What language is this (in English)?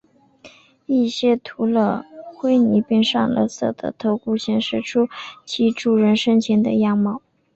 Chinese